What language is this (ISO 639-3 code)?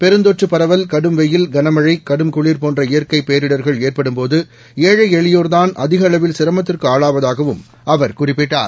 tam